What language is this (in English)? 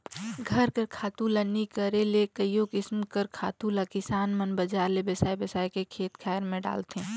Chhattisgarhi